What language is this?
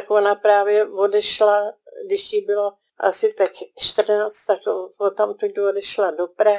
Czech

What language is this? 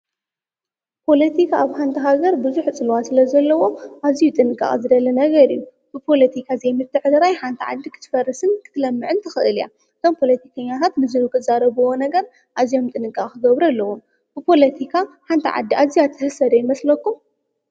Tigrinya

